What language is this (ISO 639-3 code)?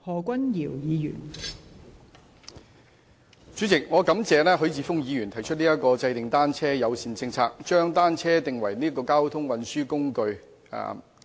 yue